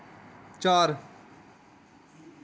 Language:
Dogri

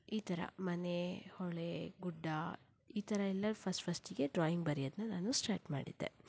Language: Kannada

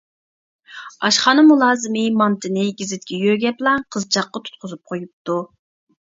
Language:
Uyghur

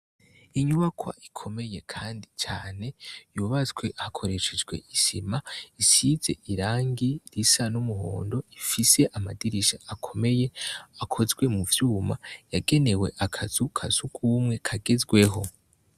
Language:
Rundi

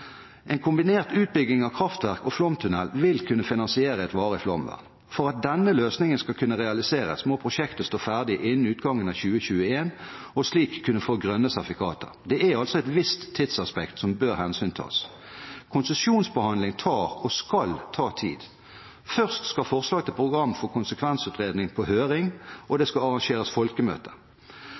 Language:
Norwegian Bokmål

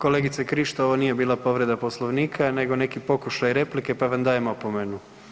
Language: Croatian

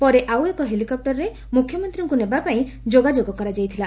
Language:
Odia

